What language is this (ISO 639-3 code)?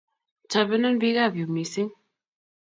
kln